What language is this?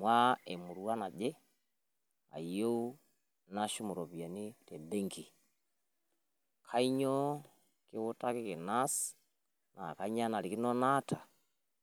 Masai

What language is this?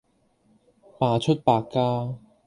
Cantonese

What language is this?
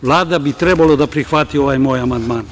Serbian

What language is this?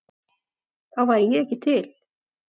Icelandic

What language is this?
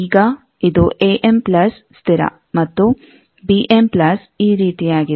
Kannada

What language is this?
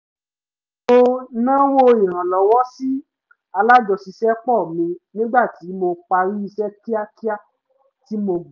Yoruba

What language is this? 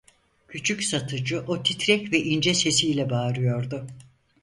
Turkish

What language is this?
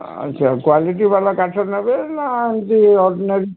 Odia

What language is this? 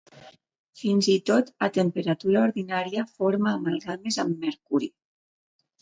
Catalan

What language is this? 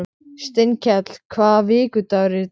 Icelandic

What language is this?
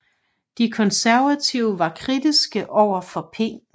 Danish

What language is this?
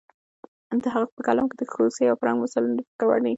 Pashto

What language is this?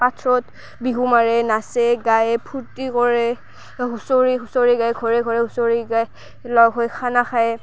Assamese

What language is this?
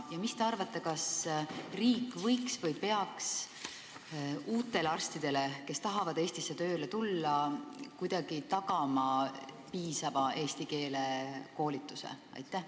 Estonian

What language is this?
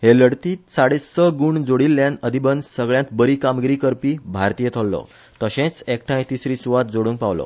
Konkani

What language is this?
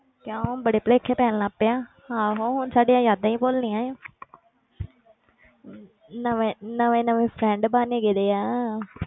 Punjabi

